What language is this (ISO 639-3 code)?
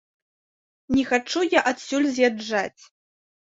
bel